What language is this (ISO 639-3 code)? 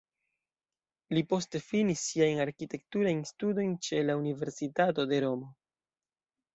epo